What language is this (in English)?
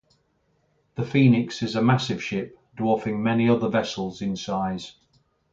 English